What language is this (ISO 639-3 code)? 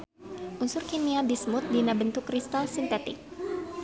sun